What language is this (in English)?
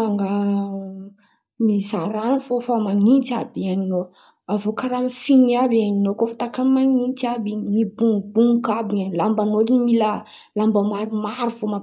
Antankarana Malagasy